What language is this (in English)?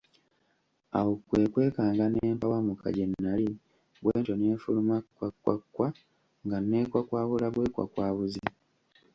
Ganda